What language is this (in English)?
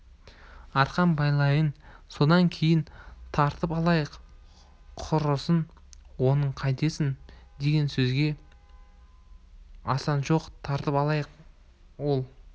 Kazakh